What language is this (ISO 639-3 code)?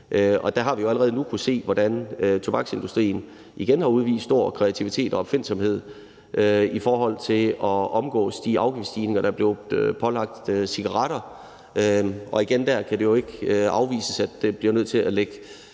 dan